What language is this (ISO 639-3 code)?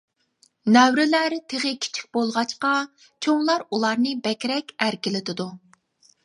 uig